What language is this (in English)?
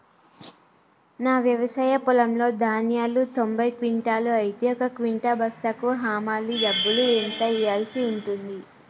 Telugu